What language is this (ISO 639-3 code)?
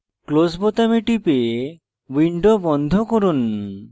ben